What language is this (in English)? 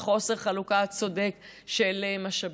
Hebrew